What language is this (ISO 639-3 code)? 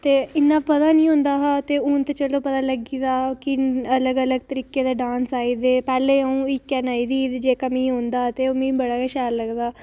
doi